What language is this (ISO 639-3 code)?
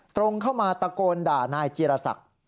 tha